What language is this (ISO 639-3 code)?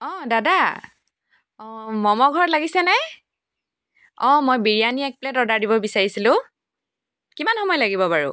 asm